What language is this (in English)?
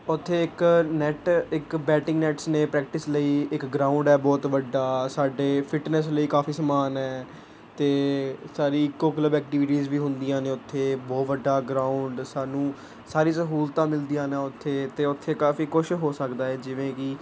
Punjabi